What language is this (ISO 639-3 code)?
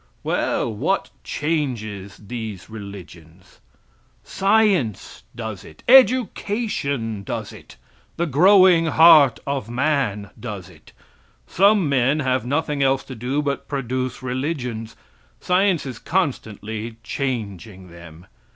eng